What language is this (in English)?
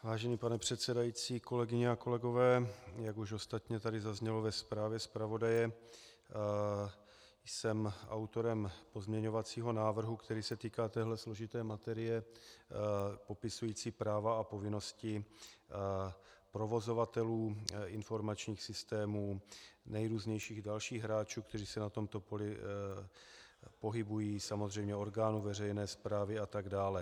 Czech